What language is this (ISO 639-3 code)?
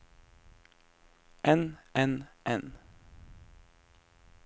nor